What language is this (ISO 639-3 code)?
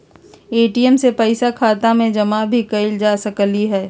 mag